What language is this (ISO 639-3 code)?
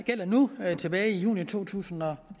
dan